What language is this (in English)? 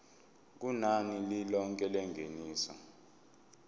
Zulu